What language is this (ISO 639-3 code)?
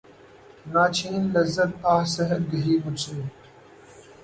urd